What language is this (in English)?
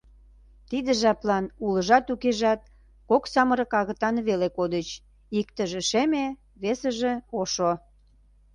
Mari